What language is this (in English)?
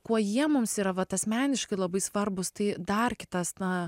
Lithuanian